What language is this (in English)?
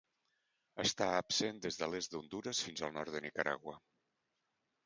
Catalan